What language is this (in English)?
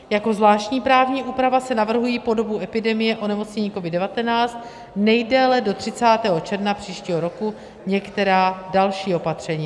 Czech